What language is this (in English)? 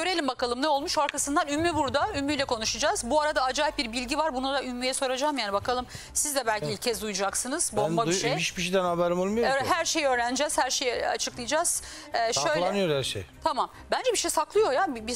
Turkish